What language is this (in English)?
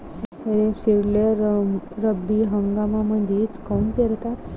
Marathi